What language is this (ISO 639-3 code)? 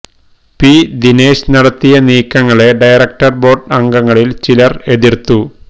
mal